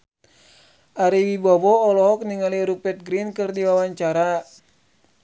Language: Sundanese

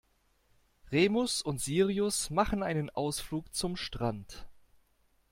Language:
German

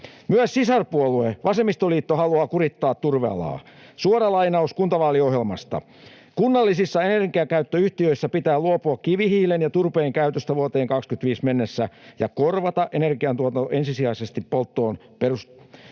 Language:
Finnish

